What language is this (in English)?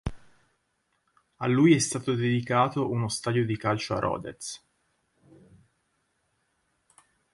Italian